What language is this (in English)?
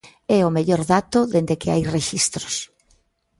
Galician